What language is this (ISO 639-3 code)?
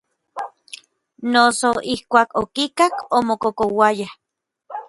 nlv